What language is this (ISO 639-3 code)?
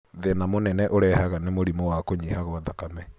kik